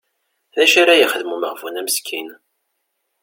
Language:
Kabyle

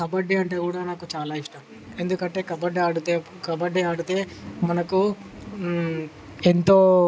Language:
Telugu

